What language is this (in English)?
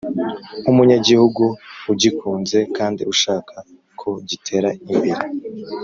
Kinyarwanda